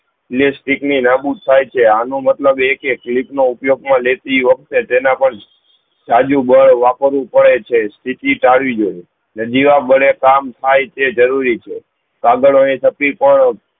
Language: Gujarati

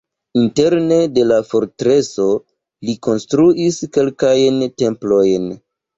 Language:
Esperanto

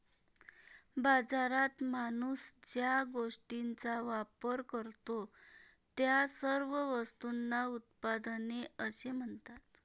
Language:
Marathi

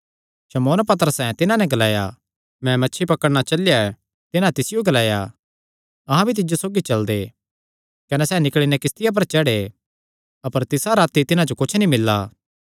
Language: Kangri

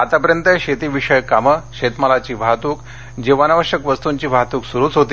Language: Marathi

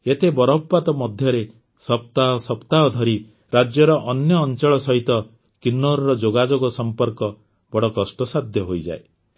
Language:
Odia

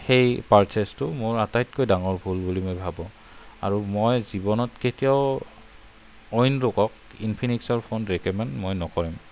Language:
Assamese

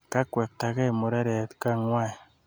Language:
Kalenjin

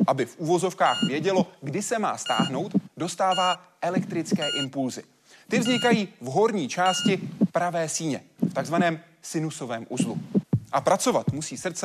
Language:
Czech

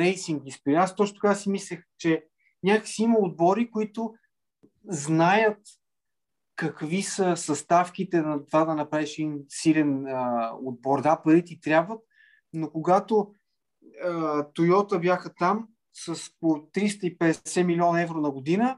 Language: Bulgarian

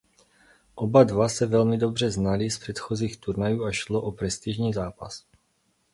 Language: Czech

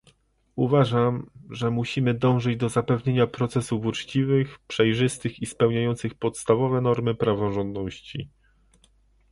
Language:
Polish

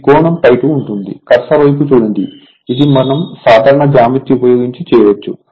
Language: Telugu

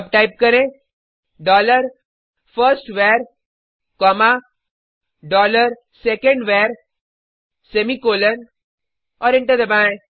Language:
Hindi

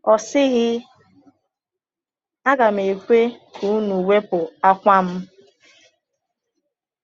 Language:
Igbo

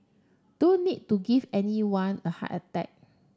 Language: English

